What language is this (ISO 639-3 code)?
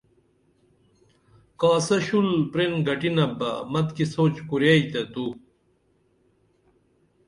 dml